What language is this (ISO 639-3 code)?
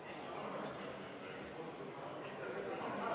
est